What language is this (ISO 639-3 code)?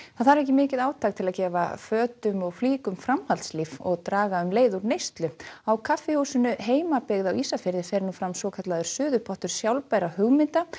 isl